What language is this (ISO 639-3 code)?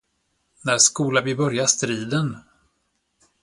swe